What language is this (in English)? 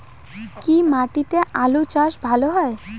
Bangla